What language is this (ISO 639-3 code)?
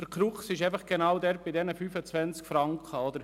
gsw